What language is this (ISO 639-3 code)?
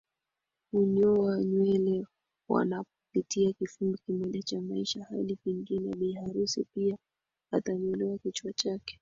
swa